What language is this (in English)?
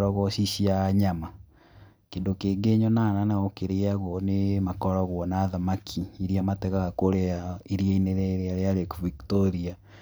Kikuyu